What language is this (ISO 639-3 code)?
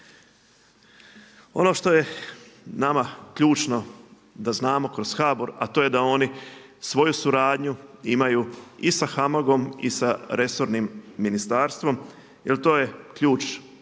hrv